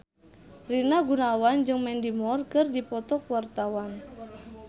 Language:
Sundanese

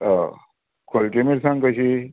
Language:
Konkani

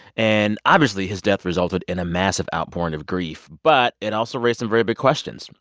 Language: English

